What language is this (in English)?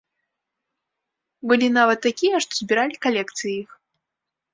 Belarusian